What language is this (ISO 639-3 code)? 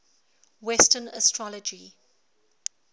eng